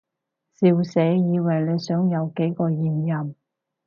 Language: Cantonese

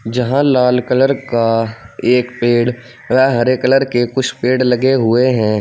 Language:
Hindi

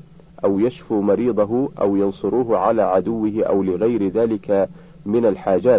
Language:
Arabic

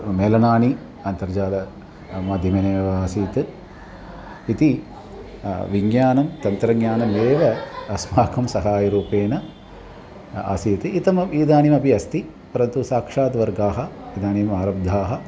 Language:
Sanskrit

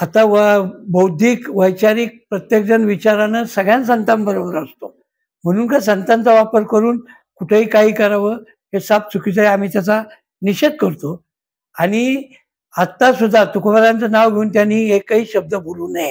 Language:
Marathi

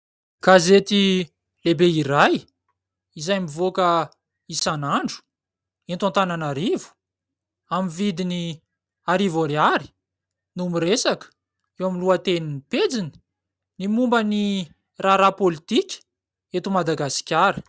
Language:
Malagasy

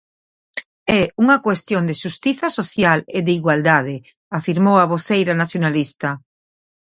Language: Galician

